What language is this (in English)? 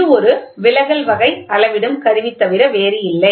Tamil